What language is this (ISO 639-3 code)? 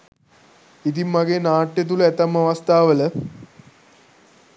sin